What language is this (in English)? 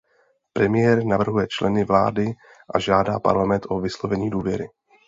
Czech